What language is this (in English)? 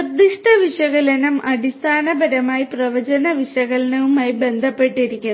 Malayalam